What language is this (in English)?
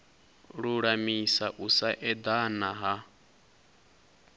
Venda